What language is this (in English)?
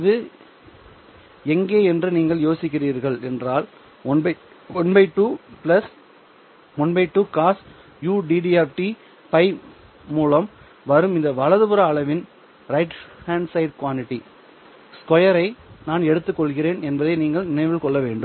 Tamil